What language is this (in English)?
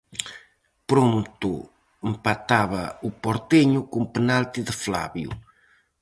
Galician